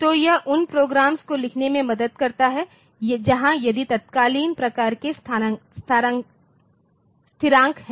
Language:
Hindi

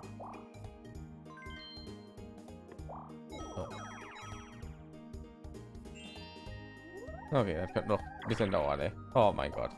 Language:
German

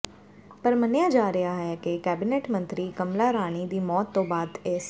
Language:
Punjabi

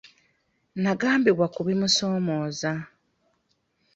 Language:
Ganda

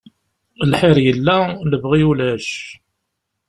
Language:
Kabyle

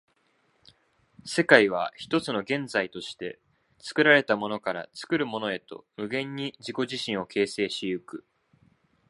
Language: Japanese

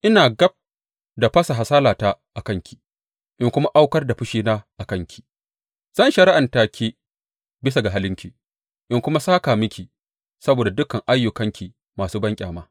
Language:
Hausa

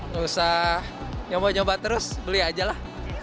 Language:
Indonesian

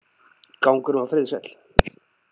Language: Icelandic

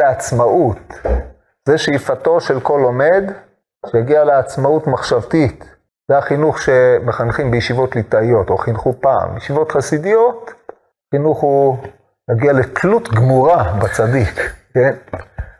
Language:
Hebrew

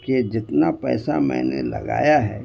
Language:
Urdu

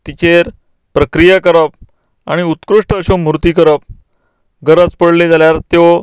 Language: Konkani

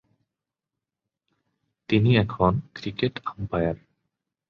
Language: Bangla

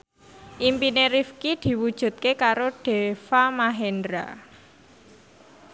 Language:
Javanese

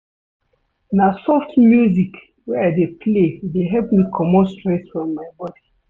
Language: Nigerian Pidgin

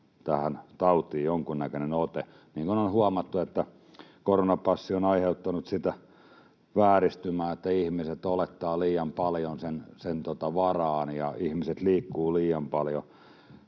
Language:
Finnish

